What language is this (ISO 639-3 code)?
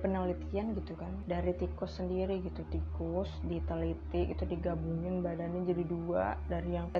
ind